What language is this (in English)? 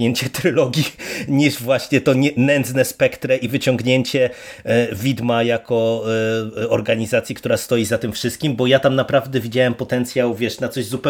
Polish